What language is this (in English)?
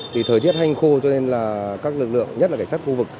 Vietnamese